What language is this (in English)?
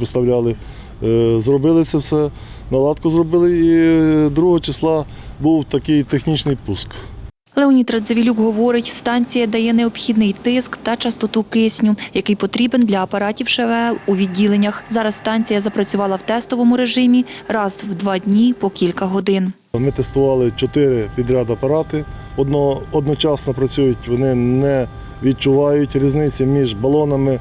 Ukrainian